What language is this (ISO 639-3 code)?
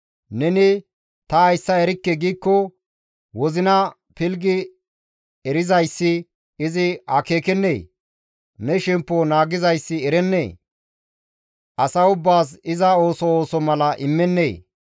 gmv